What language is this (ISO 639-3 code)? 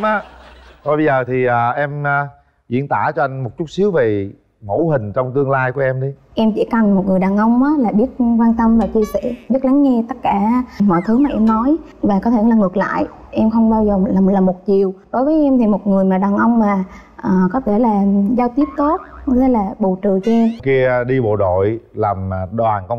vie